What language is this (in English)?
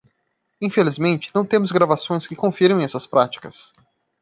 Portuguese